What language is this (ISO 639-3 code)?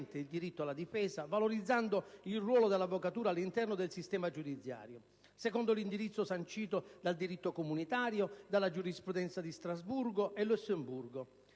ita